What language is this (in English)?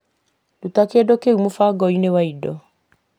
Kikuyu